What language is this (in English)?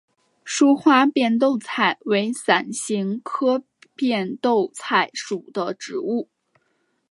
Chinese